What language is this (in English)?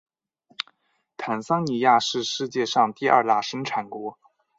Chinese